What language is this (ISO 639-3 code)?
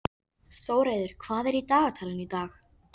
isl